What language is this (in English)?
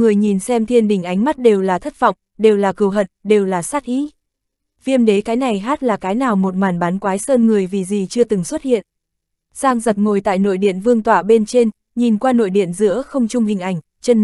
Vietnamese